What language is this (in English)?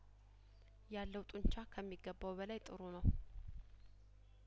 Amharic